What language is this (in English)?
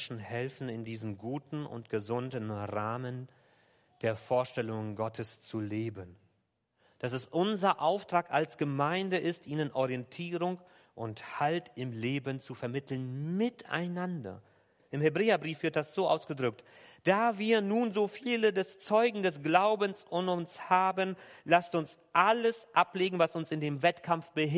German